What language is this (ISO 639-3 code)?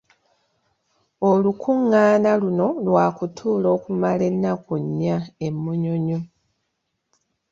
lug